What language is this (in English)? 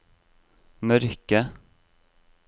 Norwegian